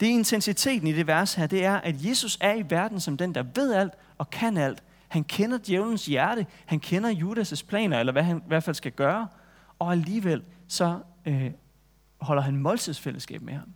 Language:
Danish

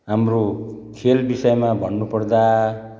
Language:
Nepali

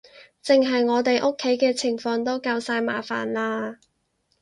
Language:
Cantonese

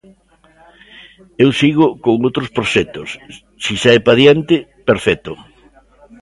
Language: Galician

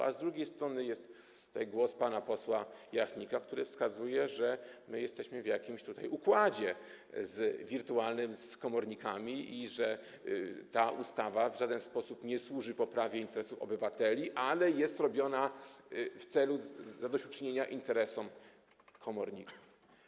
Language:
Polish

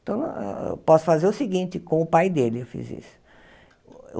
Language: Portuguese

